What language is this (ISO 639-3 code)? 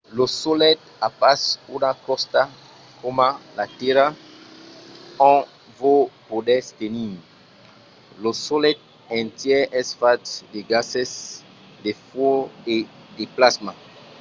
oci